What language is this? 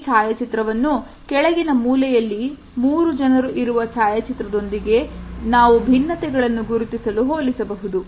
Kannada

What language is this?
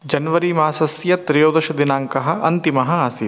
Sanskrit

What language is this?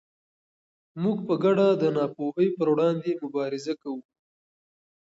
Pashto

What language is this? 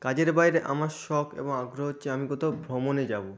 Bangla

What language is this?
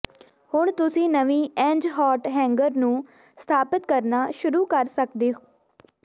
Punjabi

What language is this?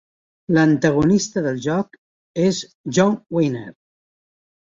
Catalan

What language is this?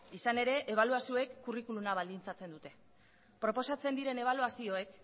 Basque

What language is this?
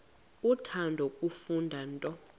Xhosa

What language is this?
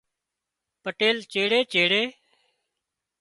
Wadiyara Koli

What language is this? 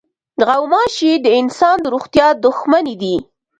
Pashto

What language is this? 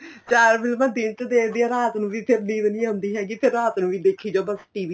Punjabi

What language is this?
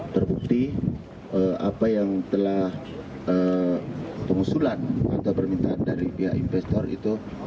Indonesian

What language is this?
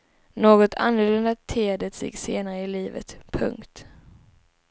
Swedish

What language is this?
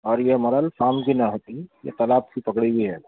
Urdu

